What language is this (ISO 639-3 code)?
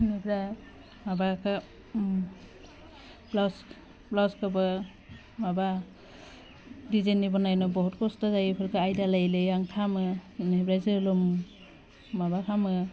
brx